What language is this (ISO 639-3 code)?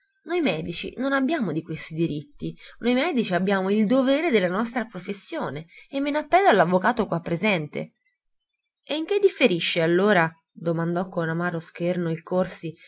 ita